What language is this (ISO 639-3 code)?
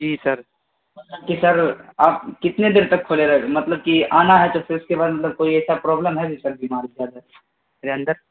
urd